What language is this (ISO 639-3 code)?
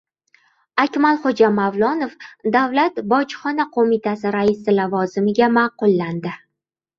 uzb